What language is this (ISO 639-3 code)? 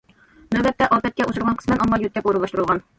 uig